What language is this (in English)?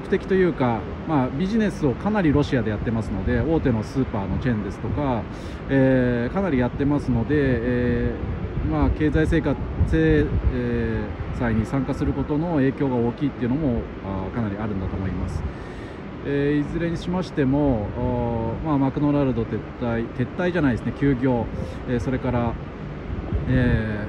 Japanese